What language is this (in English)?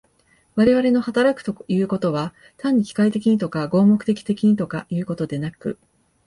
Japanese